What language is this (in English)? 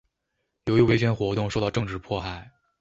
Chinese